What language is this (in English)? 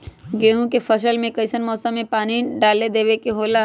Magahi